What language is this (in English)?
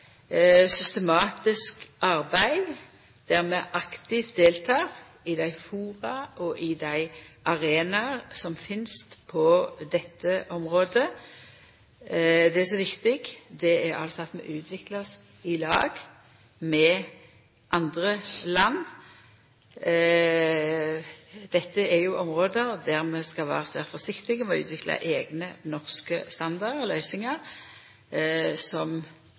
Norwegian Nynorsk